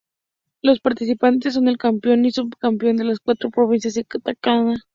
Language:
Spanish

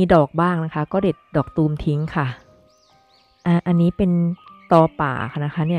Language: Thai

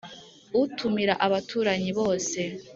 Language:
Kinyarwanda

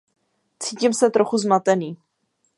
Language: Czech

